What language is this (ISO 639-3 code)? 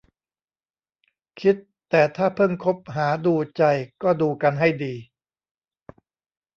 tha